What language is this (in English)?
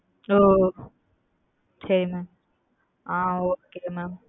Tamil